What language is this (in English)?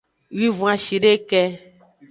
Aja (Benin)